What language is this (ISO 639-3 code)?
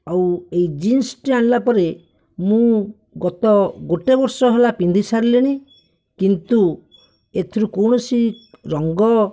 ori